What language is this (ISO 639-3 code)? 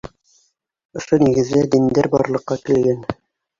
bak